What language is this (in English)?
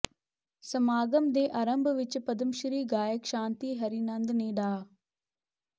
Punjabi